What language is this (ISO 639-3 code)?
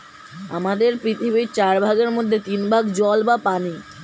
ben